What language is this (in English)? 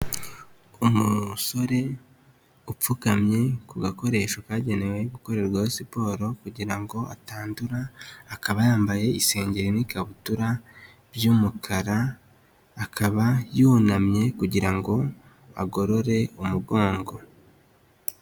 Kinyarwanda